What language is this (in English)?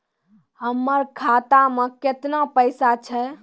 Maithili